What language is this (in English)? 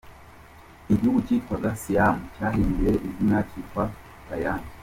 Kinyarwanda